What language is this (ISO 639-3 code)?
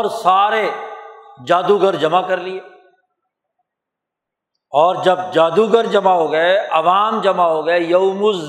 urd